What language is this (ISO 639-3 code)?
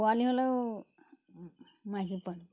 asm